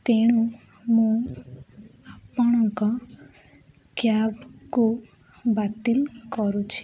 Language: Odia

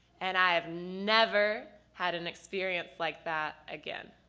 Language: English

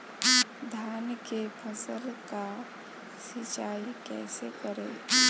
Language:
Bhojpuri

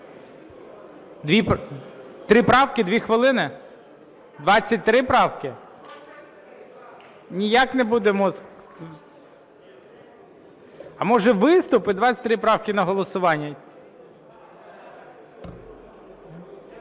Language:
Ukrainian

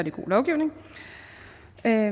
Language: Danish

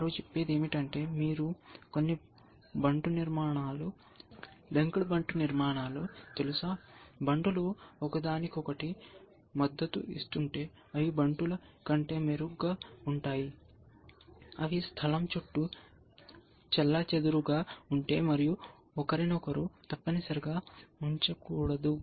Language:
Telugu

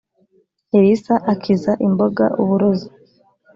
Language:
Kinyarwanda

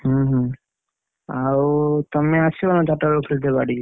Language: Odia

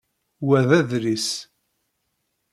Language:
Kabyle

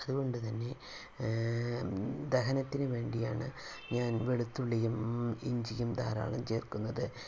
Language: Malayalam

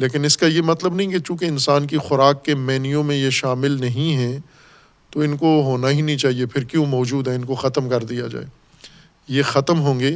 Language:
Urdu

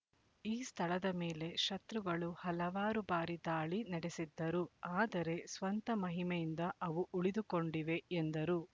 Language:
Kannada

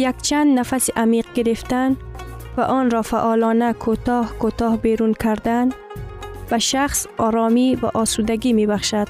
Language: Persian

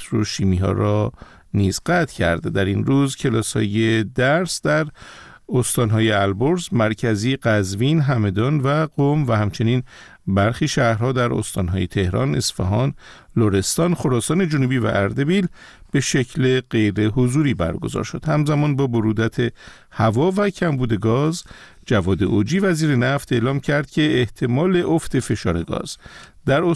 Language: Persian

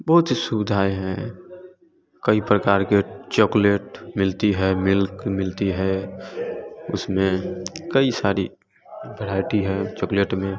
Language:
Hindi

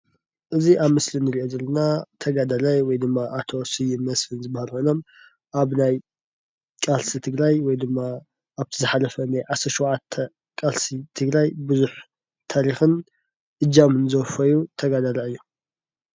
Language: Tigrinya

